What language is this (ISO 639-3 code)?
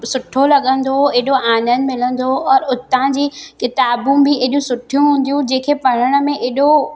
snd